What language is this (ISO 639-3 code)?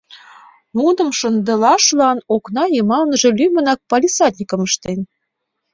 chm